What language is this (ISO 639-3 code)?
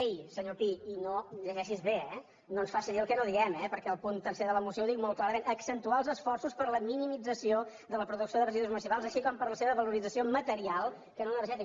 cat